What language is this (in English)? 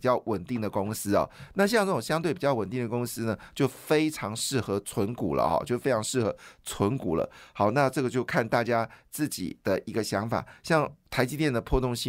Chinese